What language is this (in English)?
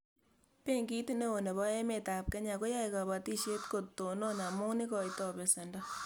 Kalenjin